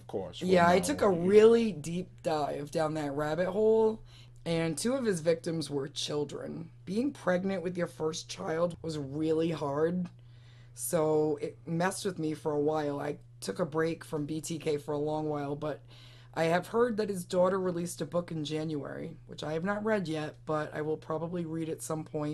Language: English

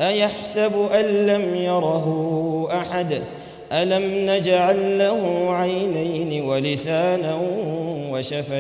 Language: Arabic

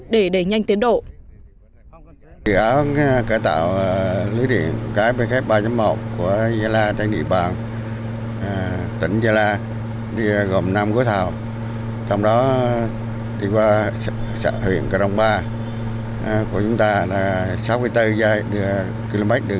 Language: Vietnamese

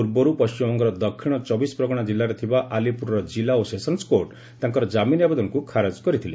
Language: Odia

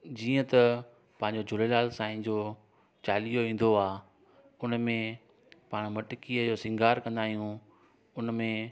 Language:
Sindhi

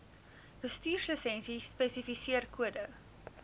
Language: Afrikaans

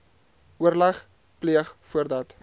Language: Afrikaans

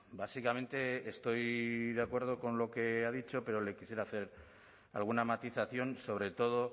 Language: Spanish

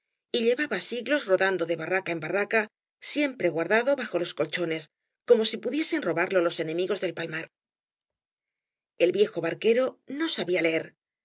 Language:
Spanish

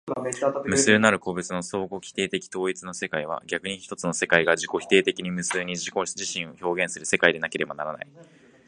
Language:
Japanese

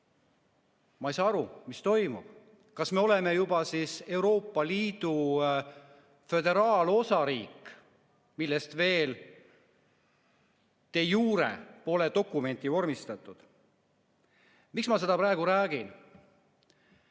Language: Estonian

